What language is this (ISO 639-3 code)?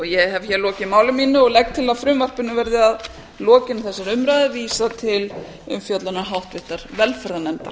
isl